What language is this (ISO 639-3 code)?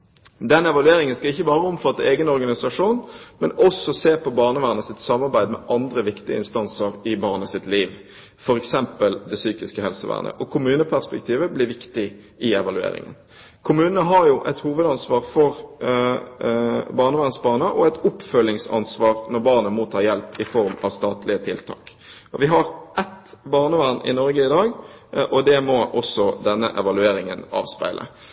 nob